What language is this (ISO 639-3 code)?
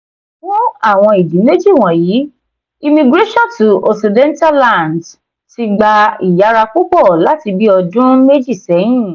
yor